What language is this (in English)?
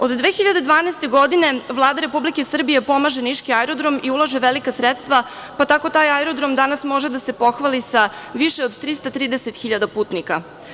Serbian